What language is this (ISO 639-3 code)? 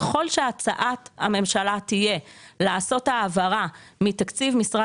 heb